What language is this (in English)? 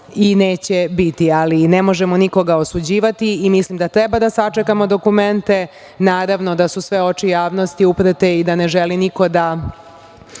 Serbian